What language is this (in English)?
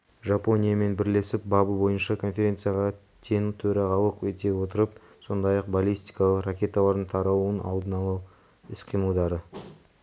Kazakh